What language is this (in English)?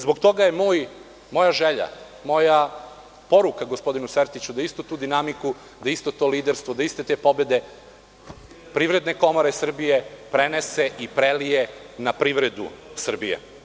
Serbian